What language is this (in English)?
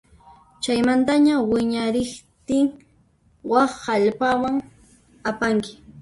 Puno Quechua